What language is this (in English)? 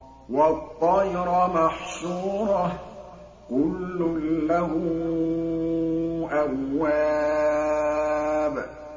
Arabic